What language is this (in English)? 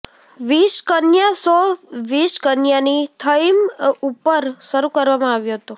Gujarati